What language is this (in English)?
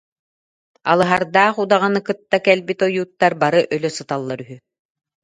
Yakut